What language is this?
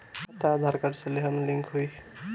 Bhojpuri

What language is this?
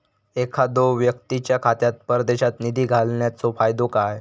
Marathi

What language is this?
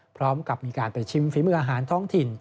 Thai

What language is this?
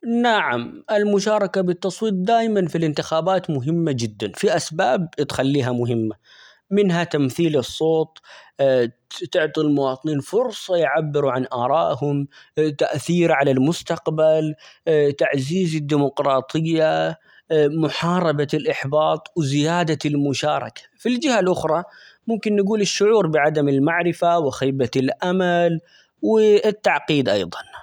Omani Arabic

